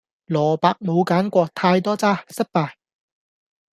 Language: Cantonese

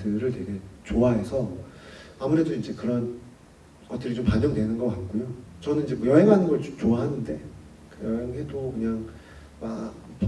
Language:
Korean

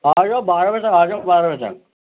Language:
Urdu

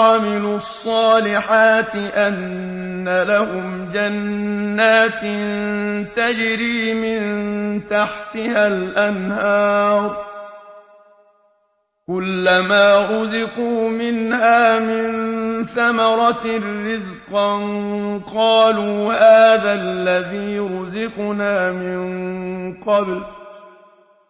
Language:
Arabic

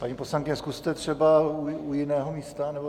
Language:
Czech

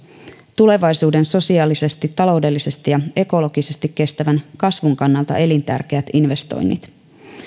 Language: Finnish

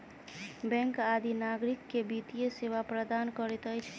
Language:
Maithili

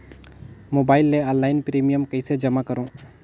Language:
Chhattisgarhi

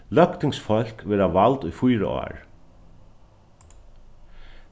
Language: Faroese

